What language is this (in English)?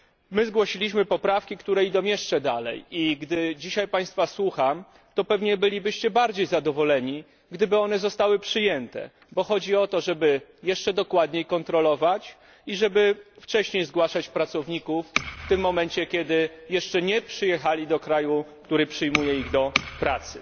Polish